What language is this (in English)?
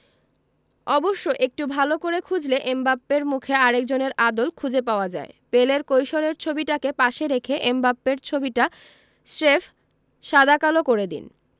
Bangla